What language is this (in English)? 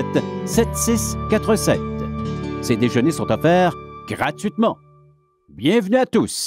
French